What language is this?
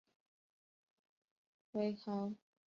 Chinese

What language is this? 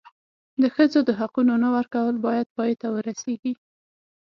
Pashto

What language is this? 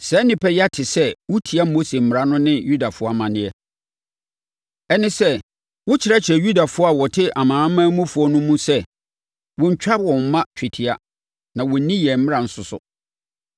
Akan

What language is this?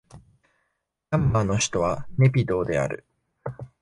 Japanese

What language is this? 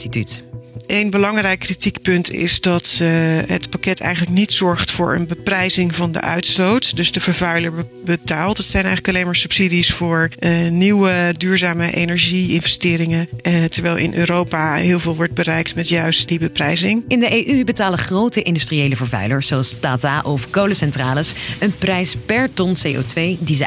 Dutch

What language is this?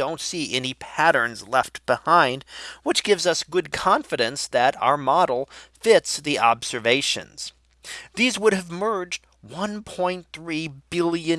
English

